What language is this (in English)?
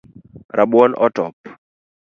Luo (Kenya and Tanzania)